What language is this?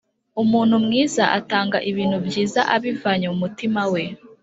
Kinyarwanda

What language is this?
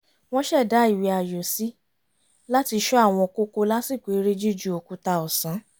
Yoruba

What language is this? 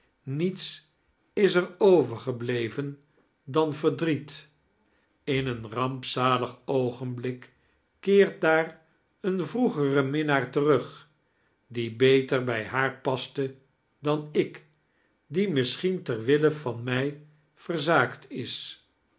Dutch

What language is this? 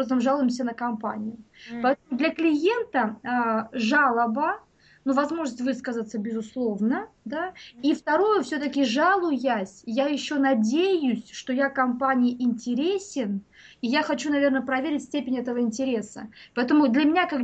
Russian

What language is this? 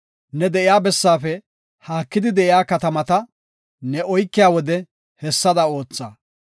Gofa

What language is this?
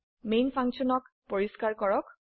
Assamese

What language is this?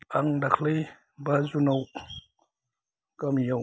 Bodo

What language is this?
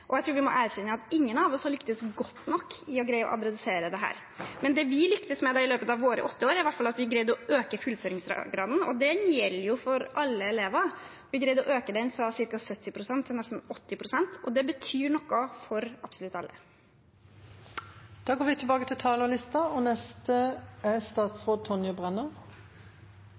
Norwegian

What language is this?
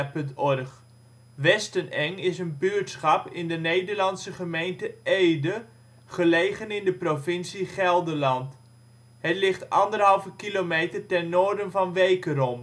Dutch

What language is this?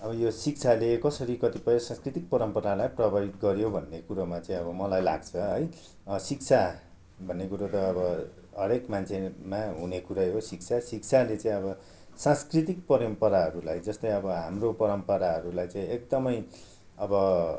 Nepali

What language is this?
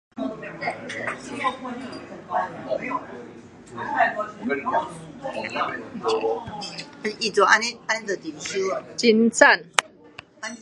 Min Nan Chinese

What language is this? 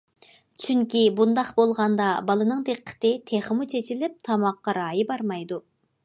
Uyghur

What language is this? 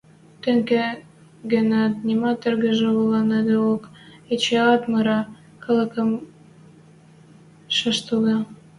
Western Mari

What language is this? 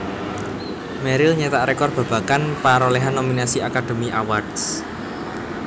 Javanese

